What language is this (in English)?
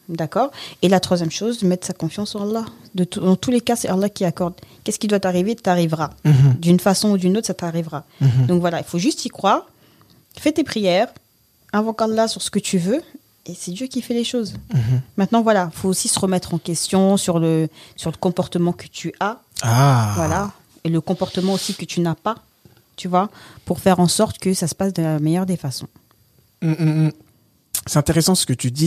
French